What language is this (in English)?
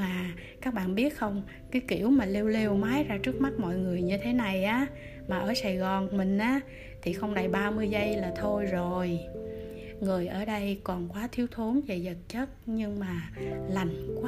Vietnamese